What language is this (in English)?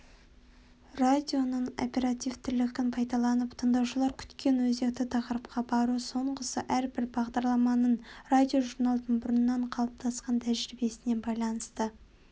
Kazakh